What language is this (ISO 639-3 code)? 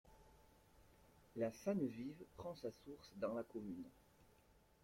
fra